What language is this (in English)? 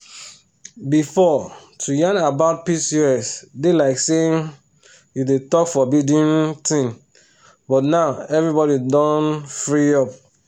Nigerian Pidgin